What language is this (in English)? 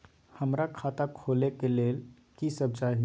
Maithili